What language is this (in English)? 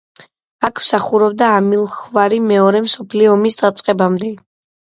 Georgian